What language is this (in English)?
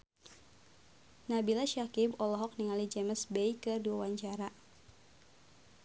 Sundanese